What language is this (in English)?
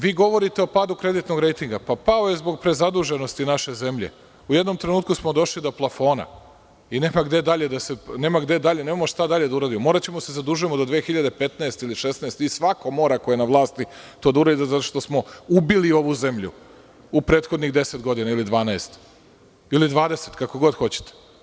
Serbian